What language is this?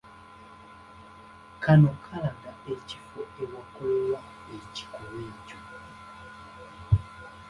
Ganda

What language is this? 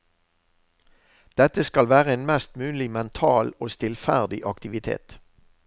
Norwegian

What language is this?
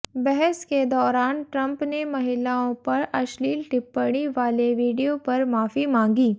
Hindi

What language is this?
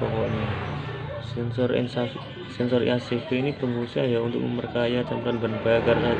Indonesian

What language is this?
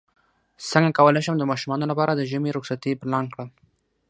Pashto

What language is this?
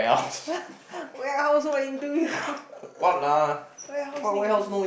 English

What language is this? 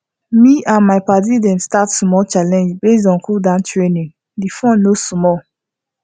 Nigerian Pidgin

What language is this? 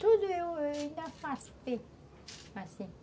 Portuguese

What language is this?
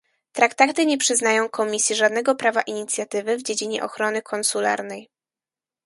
Polish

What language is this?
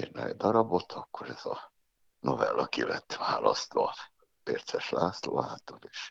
Hungarian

